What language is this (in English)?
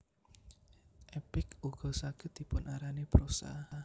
Javanese